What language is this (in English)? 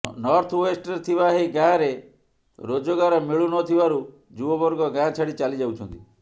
Odia